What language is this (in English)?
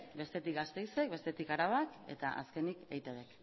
Basque